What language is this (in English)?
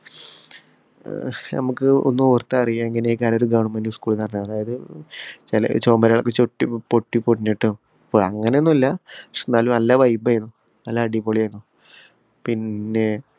Malayalam